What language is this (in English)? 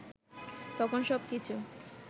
Bangla